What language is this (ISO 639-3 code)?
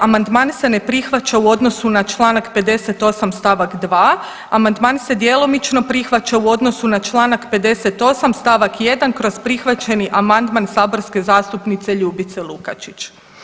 hrv